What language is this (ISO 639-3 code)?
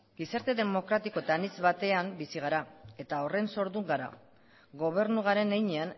eus